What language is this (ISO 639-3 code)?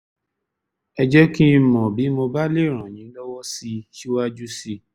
yor